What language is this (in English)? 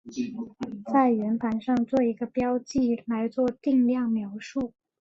Chinese